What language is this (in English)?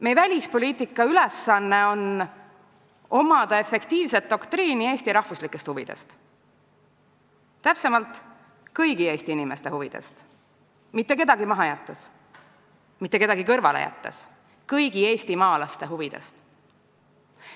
Estonian